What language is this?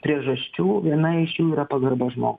Lithuanian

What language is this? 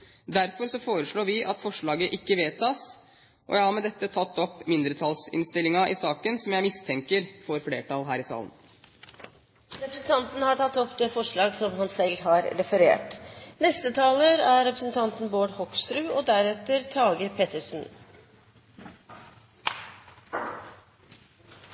Norwegian Bokmål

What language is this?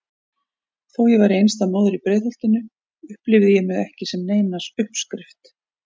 Icelandic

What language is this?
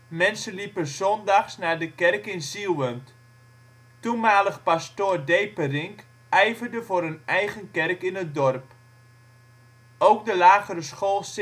Dutch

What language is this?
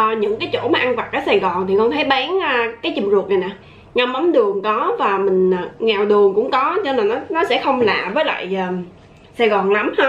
Vietnamese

